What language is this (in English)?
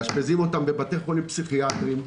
Hebrew